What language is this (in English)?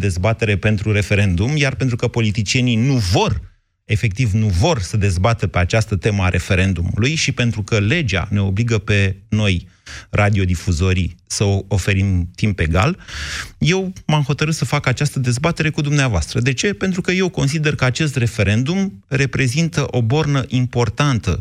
Romanian